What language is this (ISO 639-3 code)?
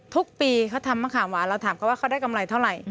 tha